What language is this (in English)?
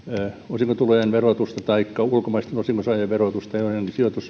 Finnish